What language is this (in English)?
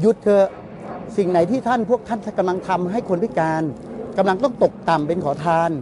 Thai